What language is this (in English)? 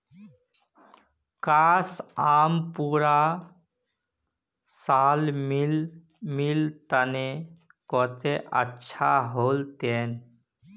Magahi